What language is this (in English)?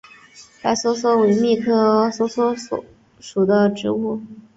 Chinese